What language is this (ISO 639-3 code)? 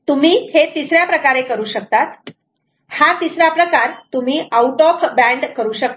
mar